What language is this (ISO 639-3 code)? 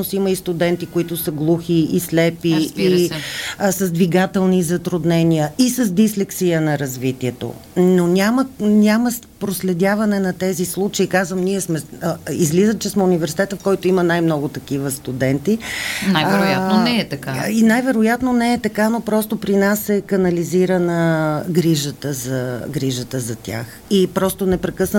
bul